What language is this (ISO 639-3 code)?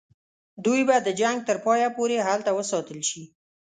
pus